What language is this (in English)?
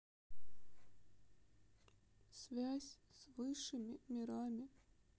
Russian